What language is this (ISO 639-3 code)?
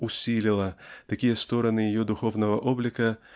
rus